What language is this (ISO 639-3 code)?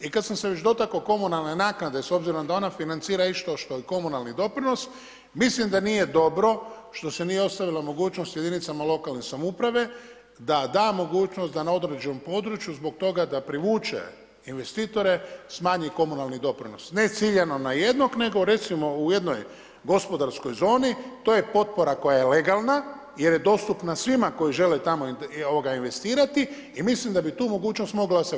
hrv